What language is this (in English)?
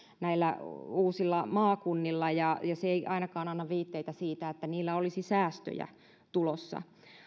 Finnish